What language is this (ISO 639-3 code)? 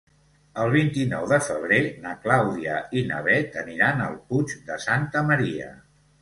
cat